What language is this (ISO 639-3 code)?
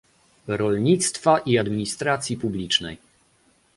pol